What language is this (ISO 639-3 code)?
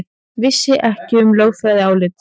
isl